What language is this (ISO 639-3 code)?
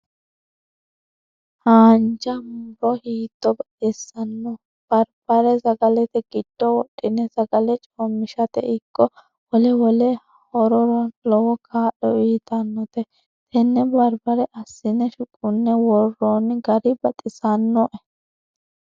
sid